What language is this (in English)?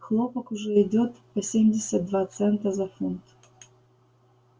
Russian